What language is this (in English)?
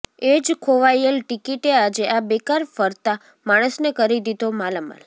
Gujarati